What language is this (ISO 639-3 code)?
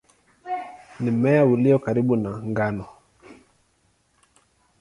swa